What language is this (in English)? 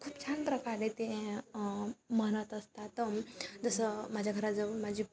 Marathi